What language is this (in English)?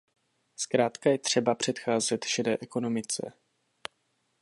Czech